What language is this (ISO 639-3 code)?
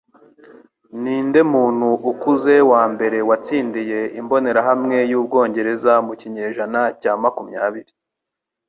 kin